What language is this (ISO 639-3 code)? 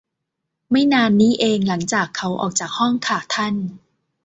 tha